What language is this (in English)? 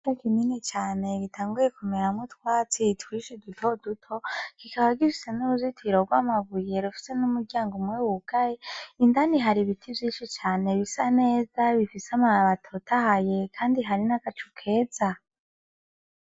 Rundi